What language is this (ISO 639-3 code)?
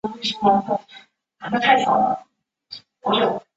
zho